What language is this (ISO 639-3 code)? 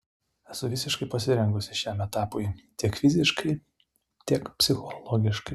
lit